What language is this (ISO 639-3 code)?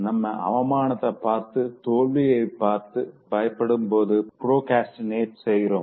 tam